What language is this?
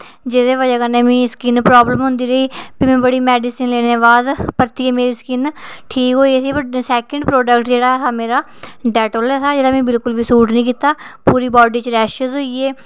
Dogri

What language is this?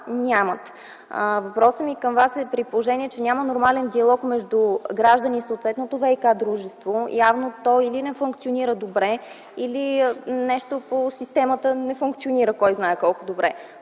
Bulgarian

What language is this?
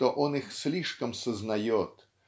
Russian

